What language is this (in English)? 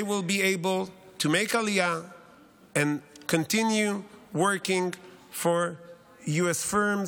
Hebrew